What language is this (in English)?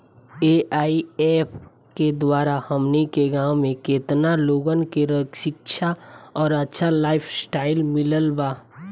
Bhojpuri